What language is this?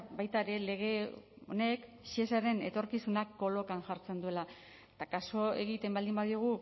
Basque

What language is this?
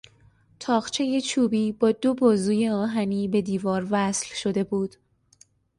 Persian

